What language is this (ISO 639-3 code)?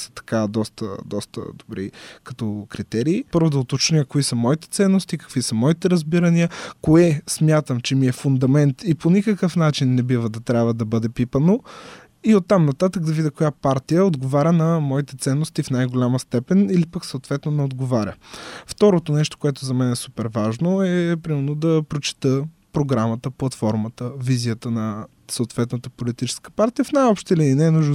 bul